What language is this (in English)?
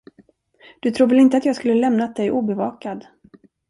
Swedish